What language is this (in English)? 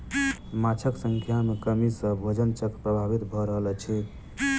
Maithili